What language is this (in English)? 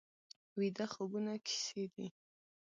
Pashto